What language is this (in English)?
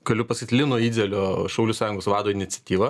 Lithuanian